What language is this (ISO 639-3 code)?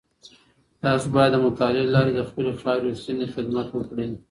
pus